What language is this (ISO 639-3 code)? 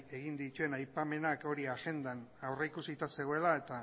eus